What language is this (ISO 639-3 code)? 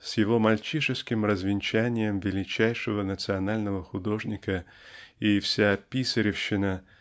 rus